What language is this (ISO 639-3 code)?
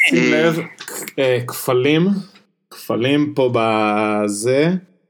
heb